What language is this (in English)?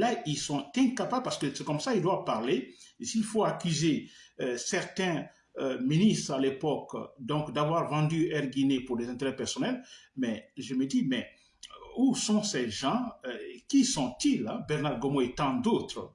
French